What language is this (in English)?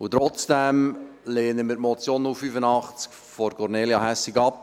Swiss German